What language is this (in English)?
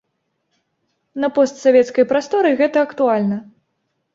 Belarusian